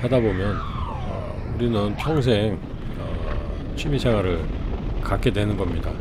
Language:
Korean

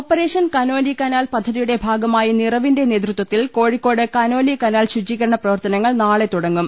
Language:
Malayalam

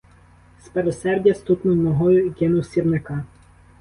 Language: Ukrainian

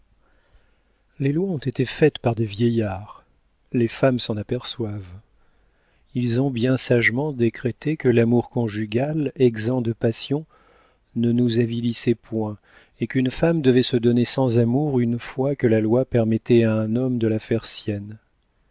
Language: French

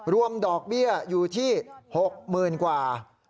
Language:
Thai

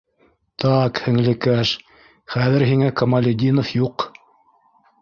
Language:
Bashkir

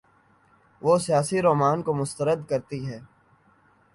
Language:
Urdu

